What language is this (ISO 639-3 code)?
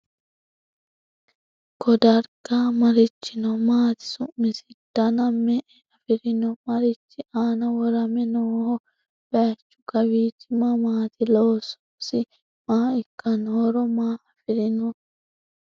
sid